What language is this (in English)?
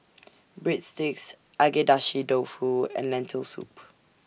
English